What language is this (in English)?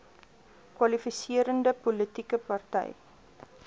Afrikaans